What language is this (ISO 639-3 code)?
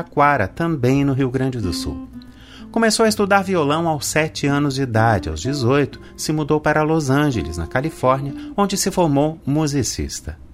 por